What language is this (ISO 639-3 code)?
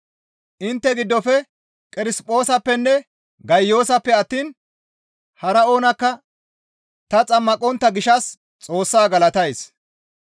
gmv